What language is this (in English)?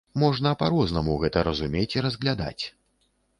Belarusian